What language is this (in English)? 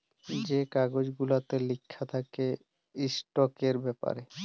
Bangla